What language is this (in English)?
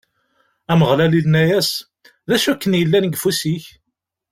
Kabyle